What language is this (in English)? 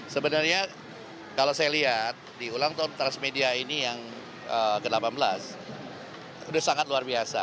Indonesian